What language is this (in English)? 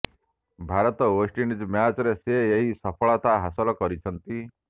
Odia